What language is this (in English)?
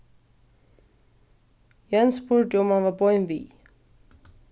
Faroese